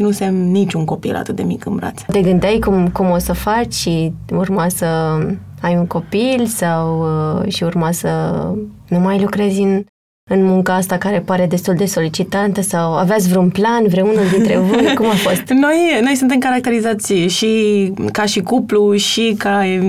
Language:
Romanian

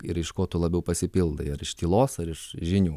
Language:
Lithuanian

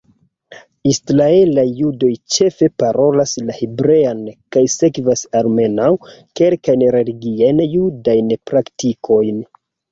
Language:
Esperanto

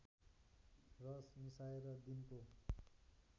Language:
Nepali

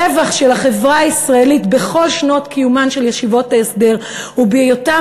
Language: Hebrew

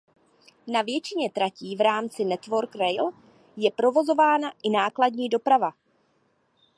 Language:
Czech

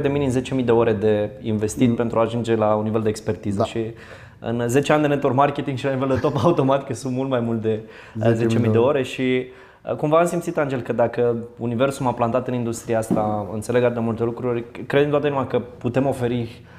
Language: Romanian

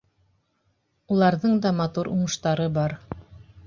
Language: Bashkir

